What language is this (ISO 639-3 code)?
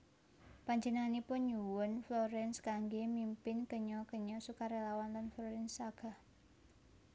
jav